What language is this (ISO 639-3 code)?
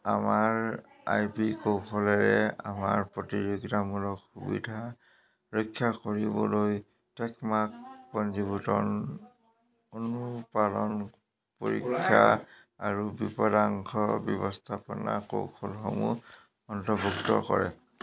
asm